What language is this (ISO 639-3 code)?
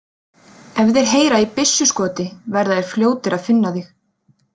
isl